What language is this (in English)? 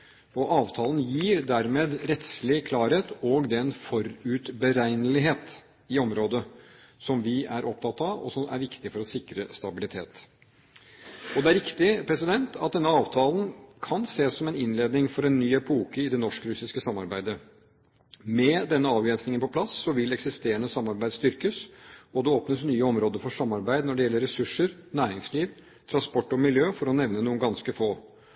Norwegian Bokmål